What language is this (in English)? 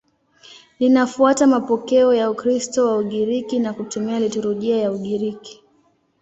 Swahili